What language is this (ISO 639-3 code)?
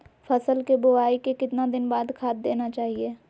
mag